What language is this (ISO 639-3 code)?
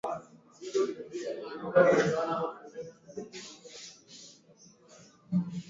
swa